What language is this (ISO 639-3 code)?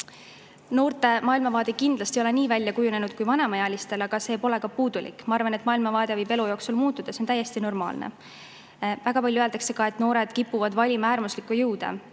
est